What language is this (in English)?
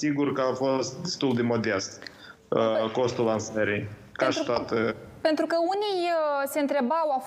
Romanian